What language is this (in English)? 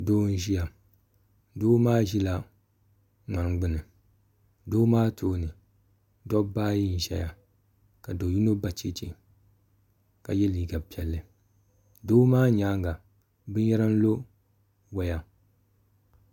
Dagbani